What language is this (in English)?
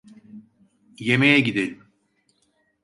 Turkish